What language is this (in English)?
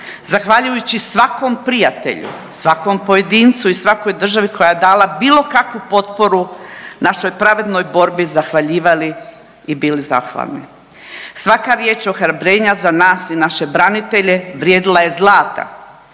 Croatian